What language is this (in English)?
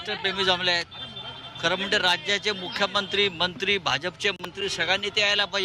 Hindi